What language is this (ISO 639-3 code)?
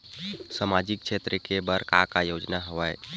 hne